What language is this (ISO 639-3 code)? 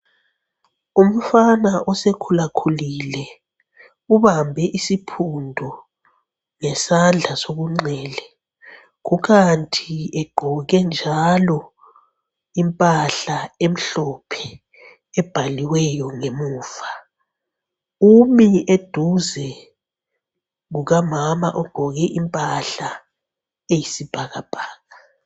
nde